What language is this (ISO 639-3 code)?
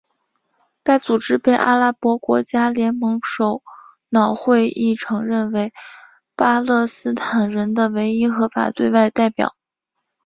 zho